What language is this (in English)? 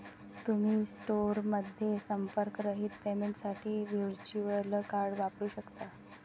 Marathi